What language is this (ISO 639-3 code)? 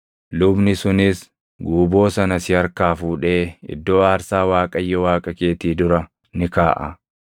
orm